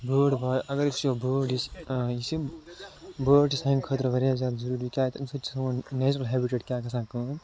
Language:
Kashmiri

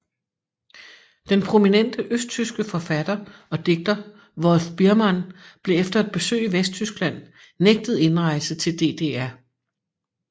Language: Danish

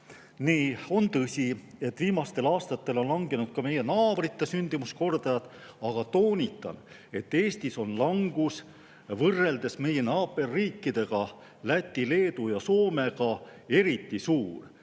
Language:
Estonian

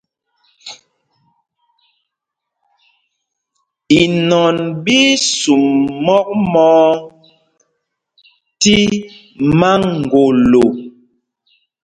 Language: Mpumpong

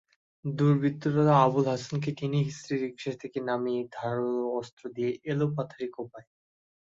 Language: Bangla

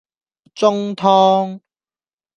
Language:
Cantonese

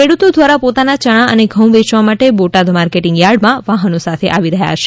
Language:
Gujarati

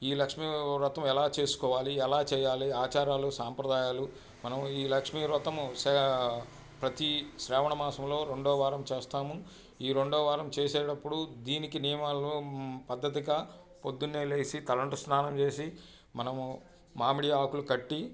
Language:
Telugu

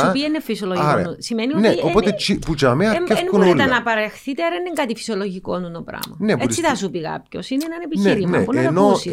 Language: Greek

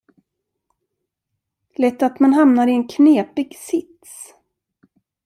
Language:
Swedish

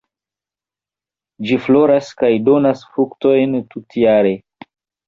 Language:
Esperanto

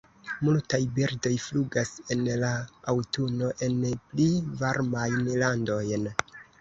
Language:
Esperanto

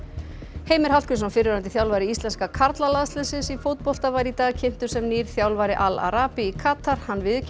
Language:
Icelandic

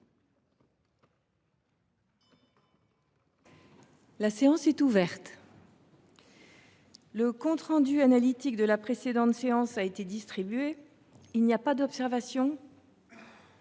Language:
French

